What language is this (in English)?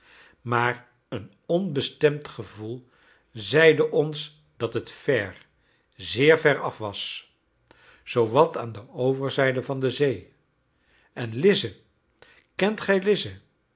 Dutch